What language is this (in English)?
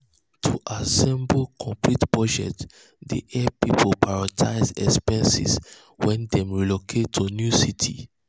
Nigerian Pidgin